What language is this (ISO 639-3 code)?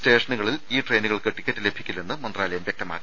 mal